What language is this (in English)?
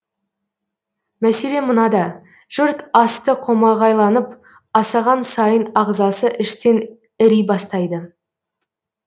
Kazakh